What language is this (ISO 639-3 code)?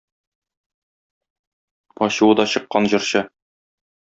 tat